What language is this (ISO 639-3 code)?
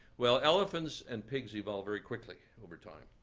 eng